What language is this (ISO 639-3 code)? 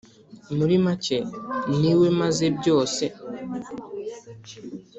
kin